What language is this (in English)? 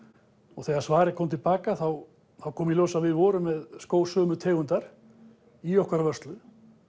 Icelandic